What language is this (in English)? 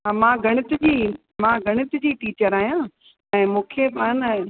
Sindhi